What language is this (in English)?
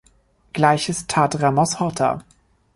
German